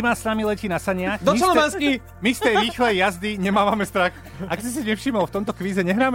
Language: Slovak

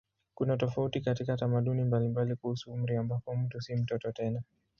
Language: Swahili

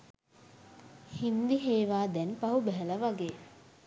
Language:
Sinhala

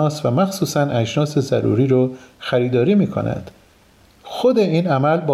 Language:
Persian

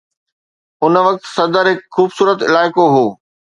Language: Sindhi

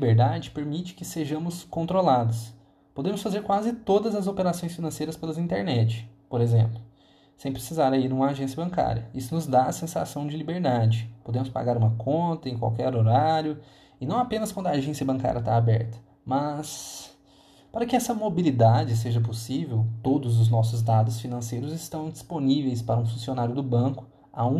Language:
Portuguese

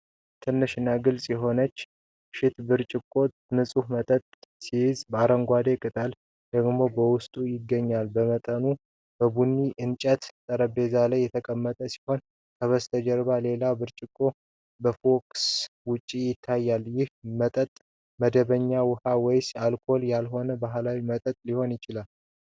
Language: Amharic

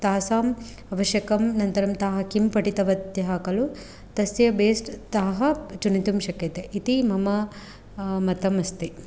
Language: Sanskrit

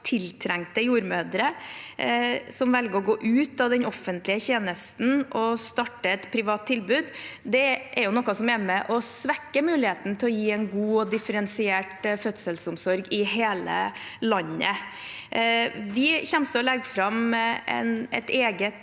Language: Norwegian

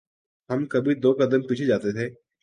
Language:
Urdu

